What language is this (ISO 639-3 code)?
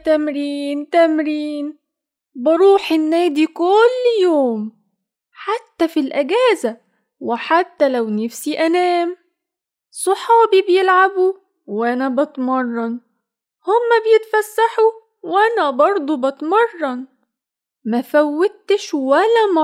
ara